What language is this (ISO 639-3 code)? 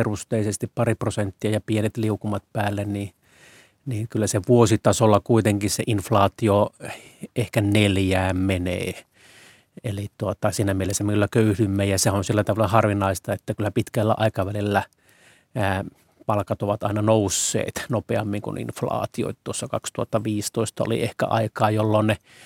fin